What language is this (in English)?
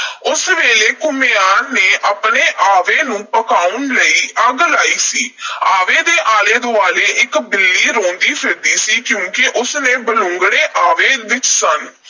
Punjabi